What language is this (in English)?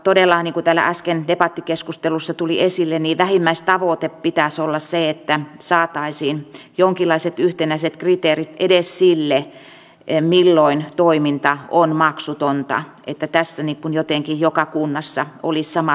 Finnish